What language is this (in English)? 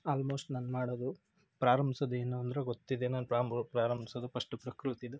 Kannada